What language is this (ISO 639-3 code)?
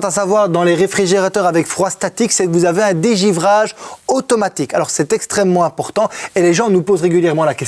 fra